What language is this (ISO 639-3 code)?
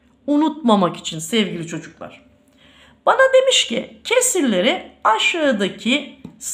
tur